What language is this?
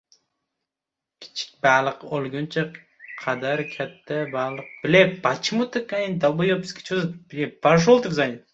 Uzbek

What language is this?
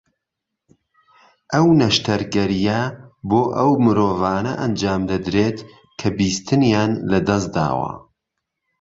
Central Kurdish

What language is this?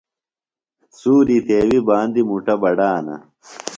Phalura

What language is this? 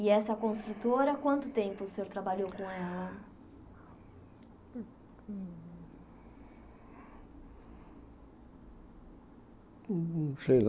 Portuguese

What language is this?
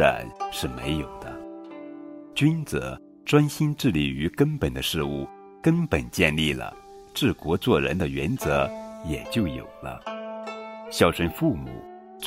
Chinese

